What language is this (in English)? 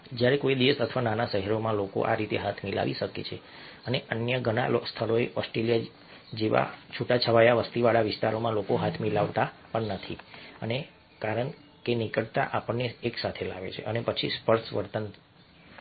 Gujarati